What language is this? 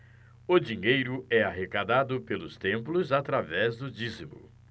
Portuguese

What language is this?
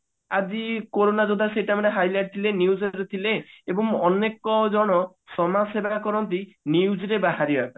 Odia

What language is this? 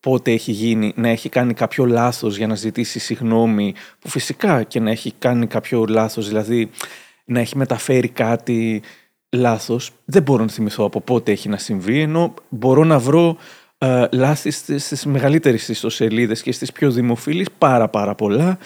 Greek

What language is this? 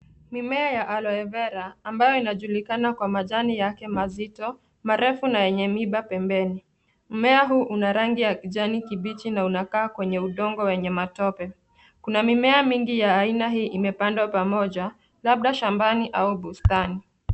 Swahili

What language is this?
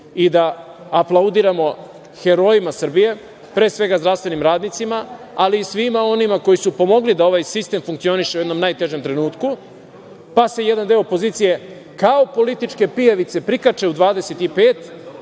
Serbian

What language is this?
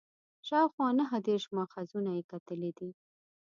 Pashto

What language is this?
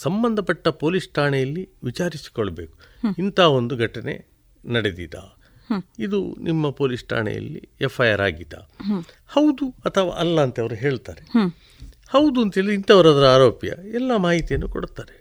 Kannada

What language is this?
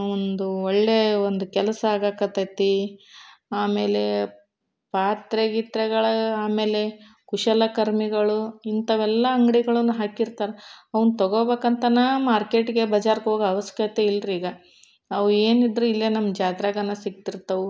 Kannada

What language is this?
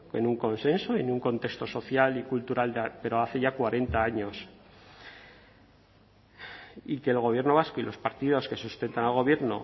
Spanish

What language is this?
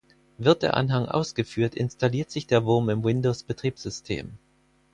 German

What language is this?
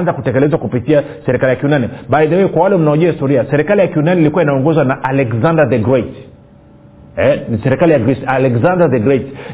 Swahili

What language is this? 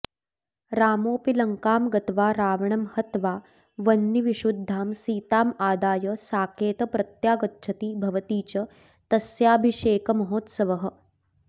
Sanskrit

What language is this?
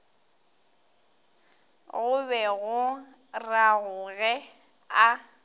Northern Sotho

